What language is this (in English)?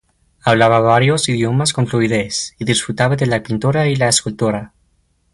Spanish